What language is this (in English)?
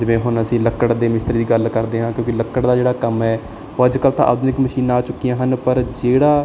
Punjabi